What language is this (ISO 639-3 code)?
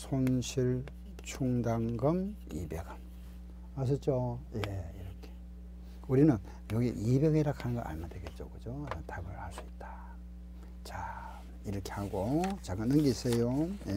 kor